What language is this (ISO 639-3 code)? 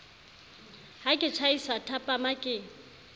sot